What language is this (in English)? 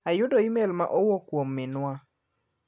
Luo (Kenya and Tanzania)